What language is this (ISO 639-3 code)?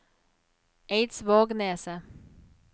nor